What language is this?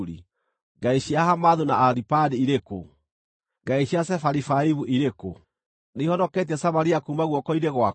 Kikuyu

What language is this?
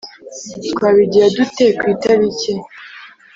Kinyarwanda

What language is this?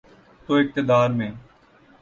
Urdu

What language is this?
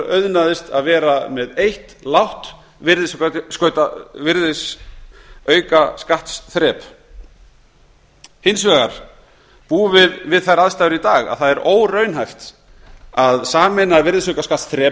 Icelandic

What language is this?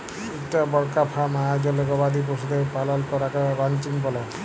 Bangla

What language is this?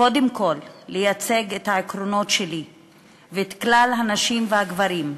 Hebrew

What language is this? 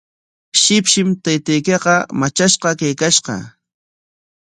Corongo Ancash Quechua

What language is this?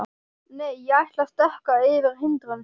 Icelandic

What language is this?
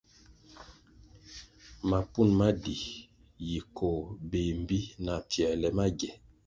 Kwasio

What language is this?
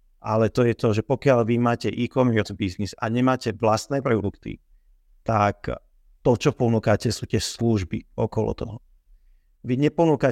Slovak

